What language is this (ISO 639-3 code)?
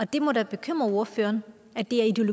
dan